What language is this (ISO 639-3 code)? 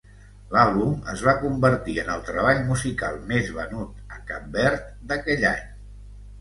cat